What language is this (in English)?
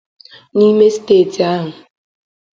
Igbo